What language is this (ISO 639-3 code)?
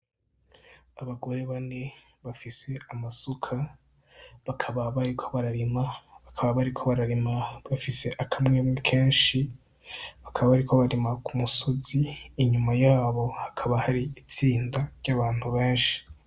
run